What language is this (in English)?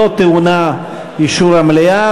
Hebrew